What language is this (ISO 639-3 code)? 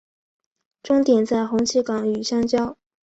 zho